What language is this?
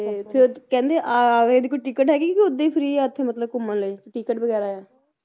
Punjabi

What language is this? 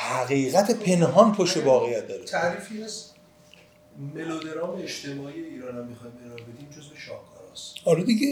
Persian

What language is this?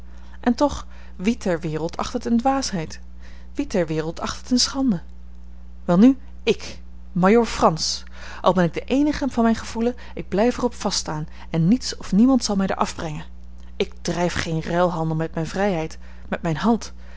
Dutch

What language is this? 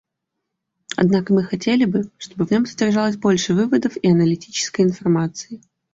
Russian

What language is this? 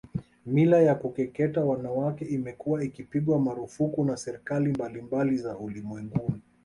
Swahili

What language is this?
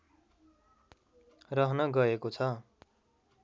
Nepali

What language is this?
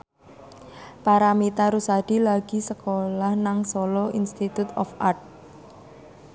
Javanese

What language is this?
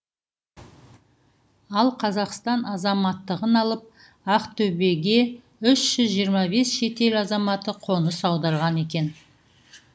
Kazakh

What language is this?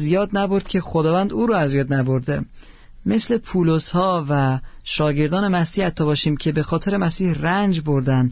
Persian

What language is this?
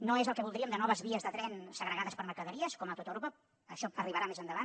Catalan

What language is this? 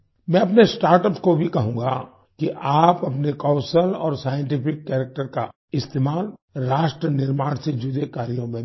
Hindi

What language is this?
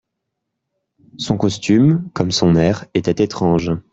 French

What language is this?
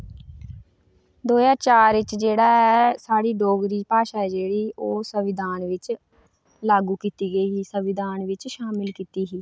Dogri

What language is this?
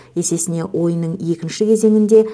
Kazakh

